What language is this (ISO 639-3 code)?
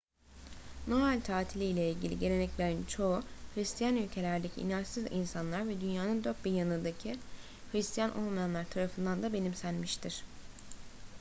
tur